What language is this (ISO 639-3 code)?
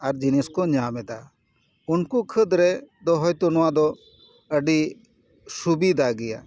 sat